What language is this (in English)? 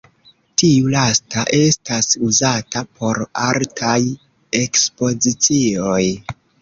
Esperanto